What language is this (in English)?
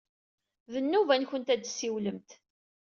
Kabyle